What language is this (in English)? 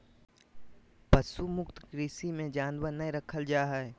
Magahi